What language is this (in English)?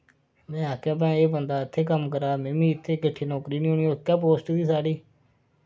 Dogri